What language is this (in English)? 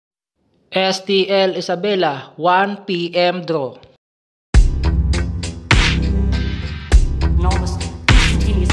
Filipino